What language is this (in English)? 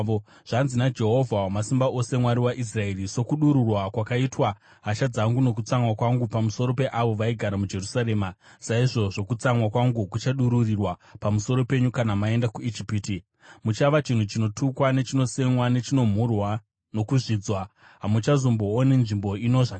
Shona